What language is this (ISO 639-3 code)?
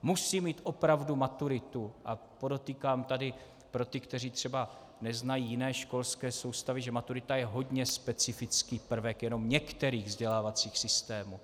ces